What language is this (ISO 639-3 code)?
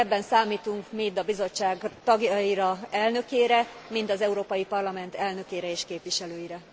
hun